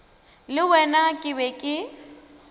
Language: Northern Sotho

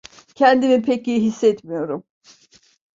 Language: Turkish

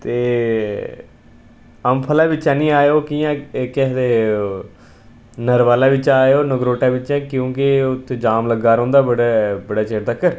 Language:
Dogri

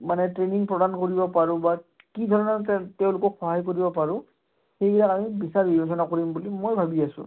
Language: Assamese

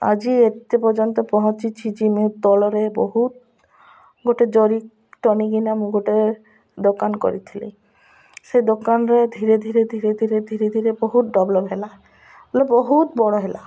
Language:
Odia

